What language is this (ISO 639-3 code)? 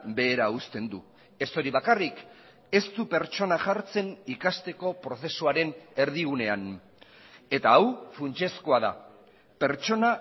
eus